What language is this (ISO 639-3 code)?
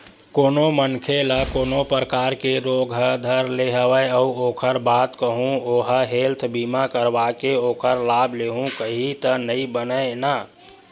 hne